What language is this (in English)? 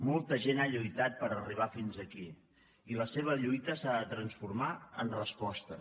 Catalan